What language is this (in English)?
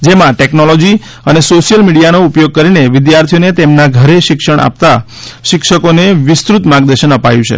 Gujarati